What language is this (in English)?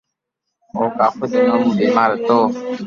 Loarki